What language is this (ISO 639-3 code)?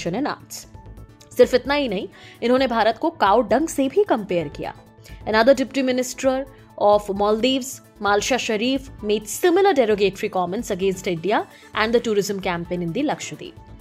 hin